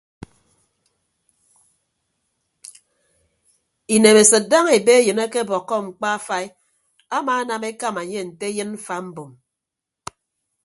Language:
Ibibio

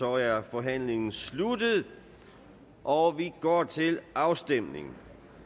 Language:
Danish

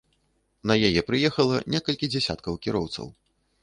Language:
Belarusian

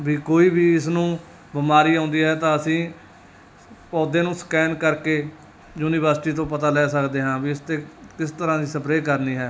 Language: Punjabi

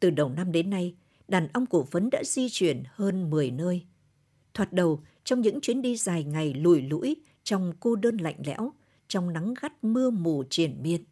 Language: Vietnamese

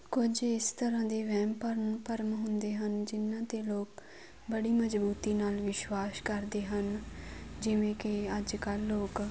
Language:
Punjabi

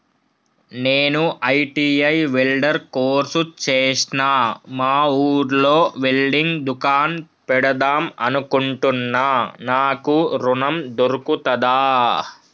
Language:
Telugu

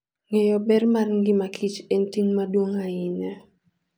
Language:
Luo (Kenya and Tanzania)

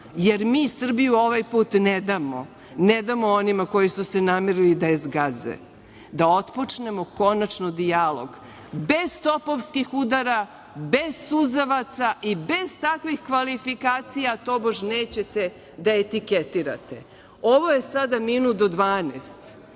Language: Serbian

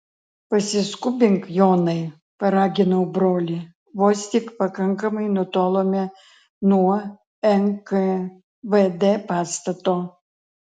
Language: Lithuanian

